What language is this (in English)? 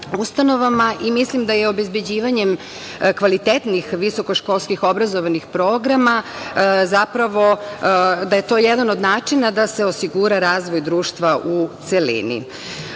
Serbian